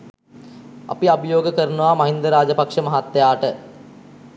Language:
Sinhala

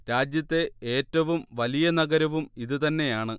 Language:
Malayalam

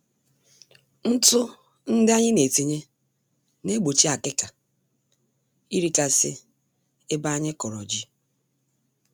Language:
Igbo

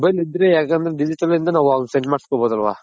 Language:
Kannada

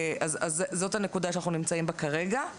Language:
Hebrew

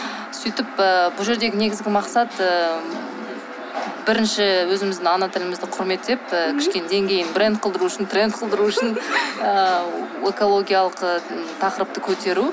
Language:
Kazakh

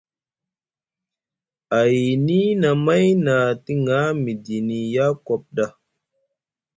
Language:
Musgu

